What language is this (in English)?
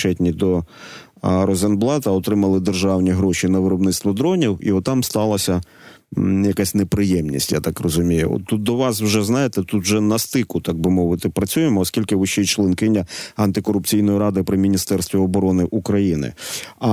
Ukrainian